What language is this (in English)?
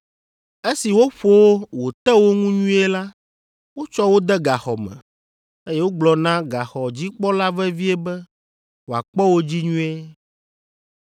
Ewe